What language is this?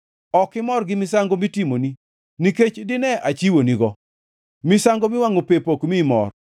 Luo (Kenya and Tanzania)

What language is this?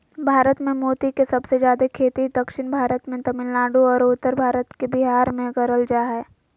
Magahi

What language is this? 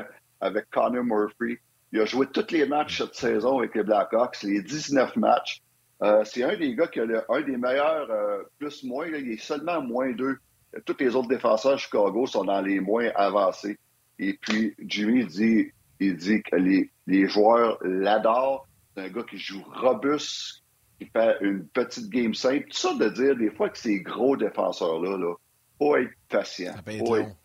French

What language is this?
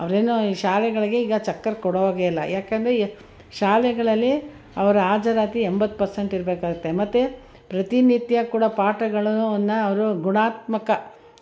Kannada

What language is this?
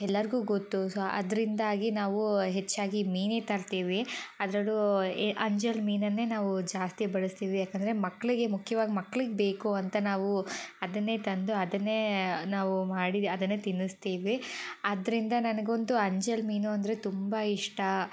Kannada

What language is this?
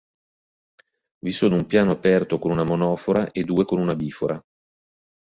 Italian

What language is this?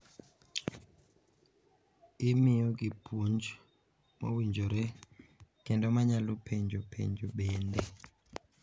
Luo (Kenya and Tanzania)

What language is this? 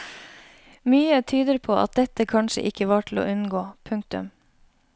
Norwegian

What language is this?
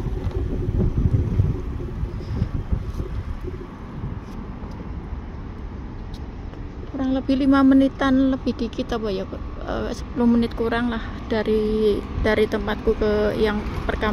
Indonesian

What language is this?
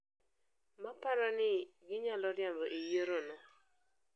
Luo (Kenya and Tanzania)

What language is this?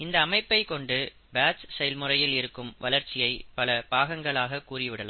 Tamil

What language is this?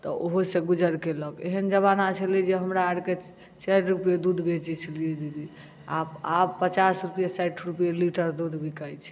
Maithili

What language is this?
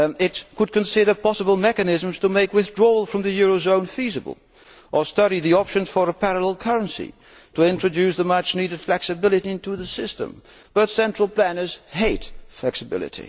English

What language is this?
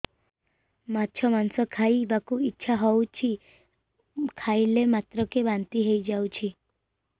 Odia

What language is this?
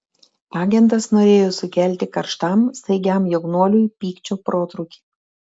Lithuanian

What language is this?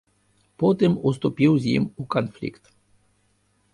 Belarusian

